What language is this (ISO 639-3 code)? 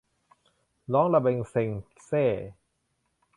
tha